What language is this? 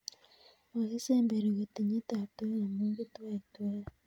Kalenjin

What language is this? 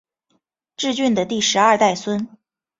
Chinese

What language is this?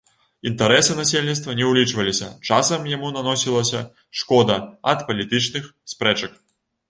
Belarusian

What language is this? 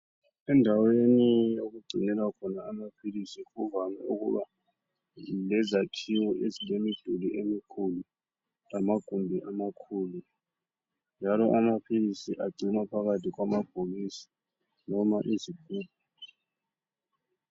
North Ndebele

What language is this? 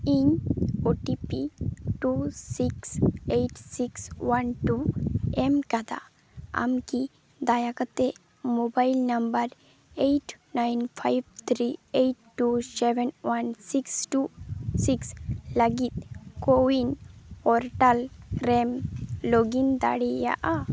Santali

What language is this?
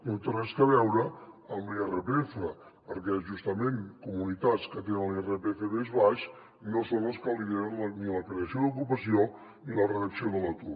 Catalan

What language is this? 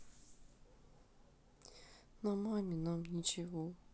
Russian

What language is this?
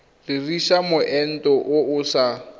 Tswana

